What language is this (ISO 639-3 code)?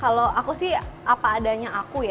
ind